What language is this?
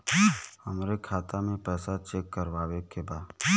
Bhojpuri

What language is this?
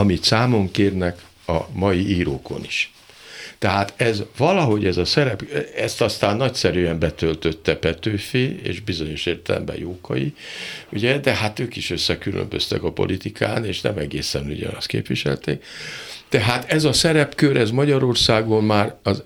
Hungarian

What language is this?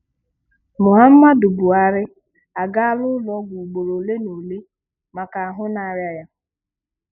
Igbo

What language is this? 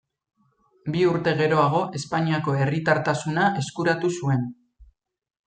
Basque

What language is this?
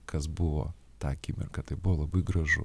Lithuanian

